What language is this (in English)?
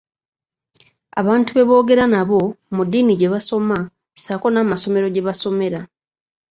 Ganda